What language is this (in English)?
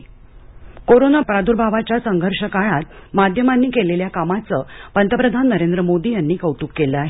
Marathi